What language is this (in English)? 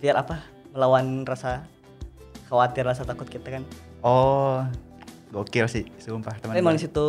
Indonesian